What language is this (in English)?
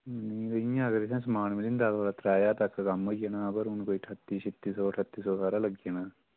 Dogri